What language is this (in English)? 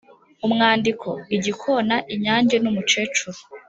Kinyarwanda